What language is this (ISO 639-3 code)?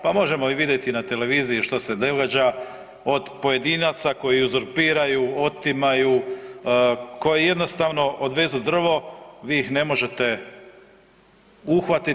hrv